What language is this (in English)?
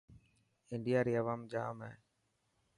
Dhatki